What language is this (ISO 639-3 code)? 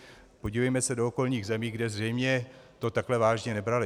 ces